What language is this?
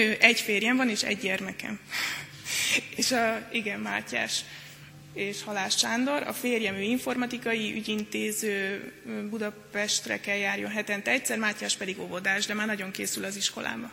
Hungarian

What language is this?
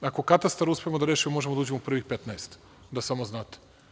Serbian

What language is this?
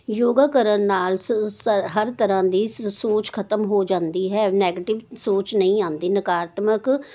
Punjabi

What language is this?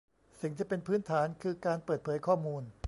Thai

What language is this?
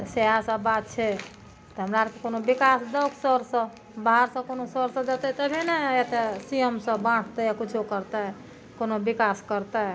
Maithili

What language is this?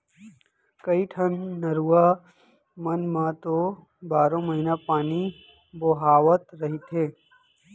Chhattisgarhi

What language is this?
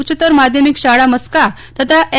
Gujarati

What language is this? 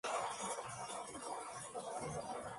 Spanish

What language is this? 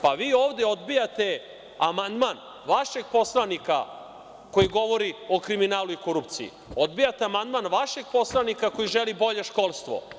Serbian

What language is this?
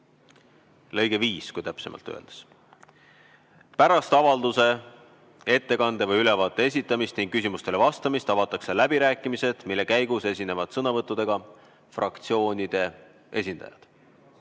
Estonian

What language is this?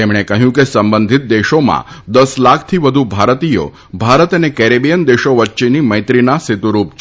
Gujarati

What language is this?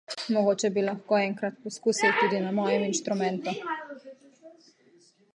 Slovenian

